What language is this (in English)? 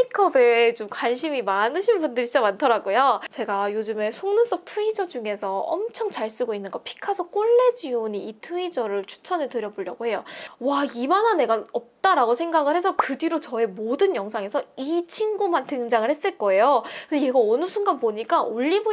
Korean